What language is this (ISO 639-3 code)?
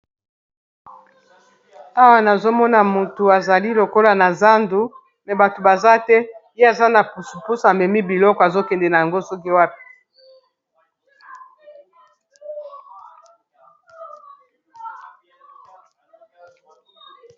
lin